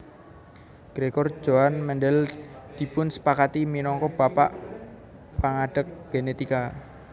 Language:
Javanese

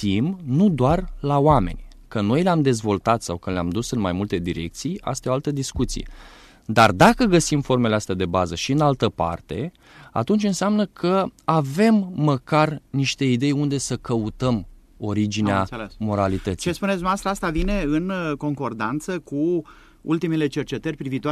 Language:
Romanian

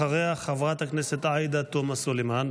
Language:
Hebrew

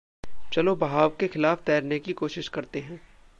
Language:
Hindi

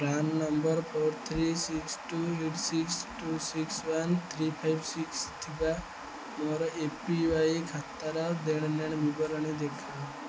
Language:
Odia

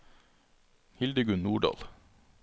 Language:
Norwegian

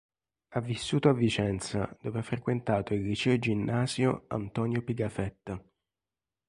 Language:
Italian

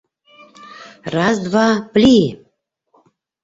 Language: Bashkir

